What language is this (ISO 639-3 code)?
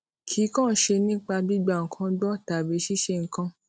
yor